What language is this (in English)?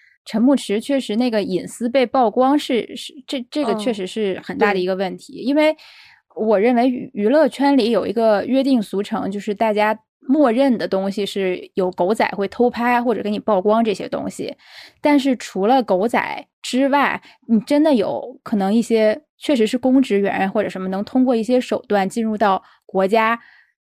Chinese